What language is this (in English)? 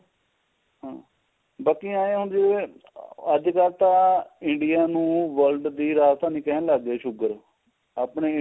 Punjabi